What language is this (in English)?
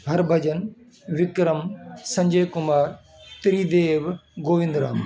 Sindhi